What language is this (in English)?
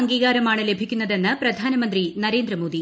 Malayalam